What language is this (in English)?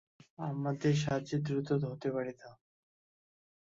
Bangla